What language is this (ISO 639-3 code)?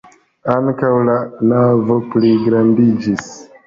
epo